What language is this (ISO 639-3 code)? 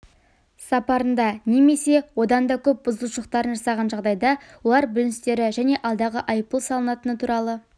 kaz